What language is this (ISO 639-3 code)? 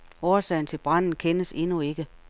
dan